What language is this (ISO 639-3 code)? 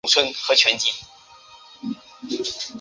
zho